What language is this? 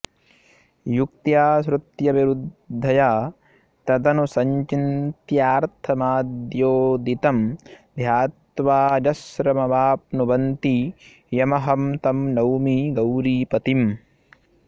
Sanskrit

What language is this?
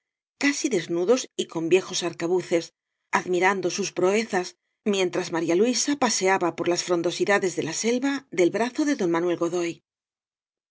Spanish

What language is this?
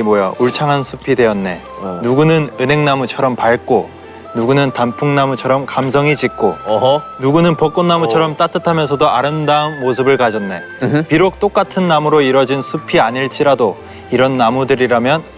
Korean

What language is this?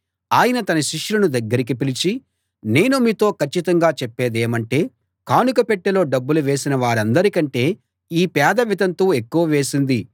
Telugu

